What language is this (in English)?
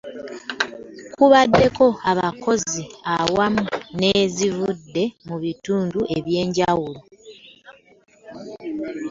Ganda